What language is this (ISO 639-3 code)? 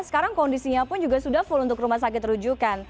ind